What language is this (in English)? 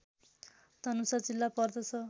Nepali